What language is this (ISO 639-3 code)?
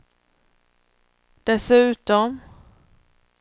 swe